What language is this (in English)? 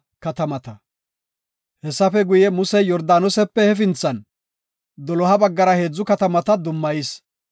Gofa